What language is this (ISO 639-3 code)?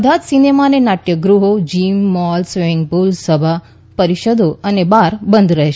guj